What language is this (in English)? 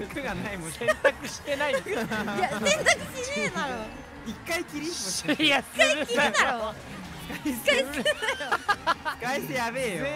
Japanese